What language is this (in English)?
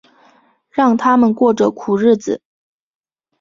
Chinese